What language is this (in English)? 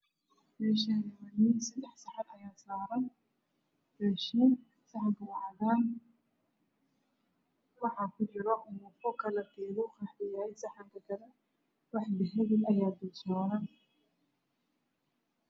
Somali